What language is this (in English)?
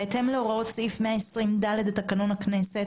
Hebrew